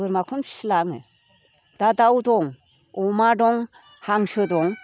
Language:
Bodo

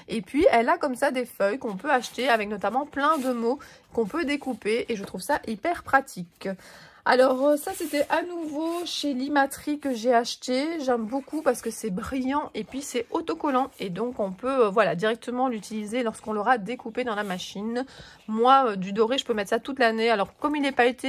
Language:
French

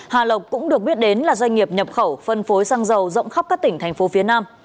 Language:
Vietnamese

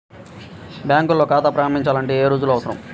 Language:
Telugu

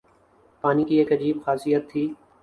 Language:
Urdu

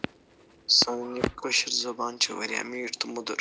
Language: Kashmiri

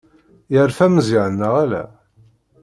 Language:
Kabyle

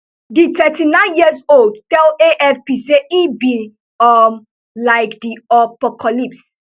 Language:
Nigerian Pidgin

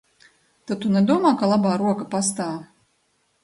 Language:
Latvian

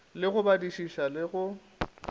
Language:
Northern Sotho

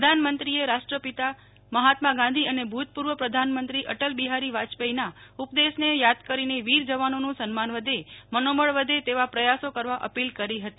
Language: Gujarati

